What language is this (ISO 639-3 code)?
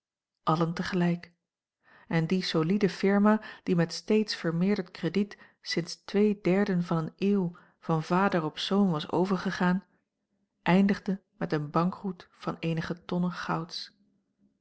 nld